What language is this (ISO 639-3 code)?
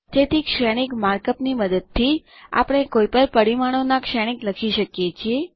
guj